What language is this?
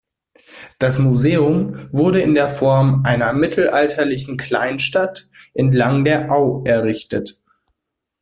German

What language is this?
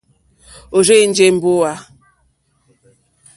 Mokpwe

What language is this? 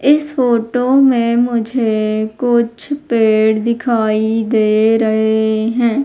Hindi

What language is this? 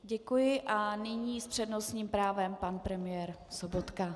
Czech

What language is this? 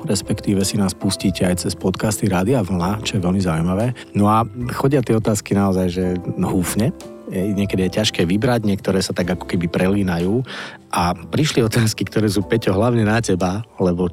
Slovak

